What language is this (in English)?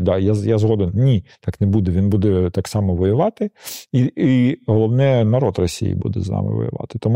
Ukrainian